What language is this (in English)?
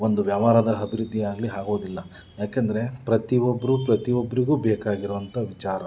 Kannada